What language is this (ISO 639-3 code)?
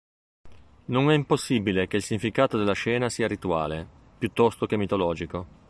ita